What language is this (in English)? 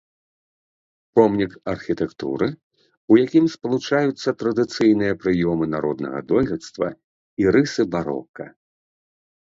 Belarusian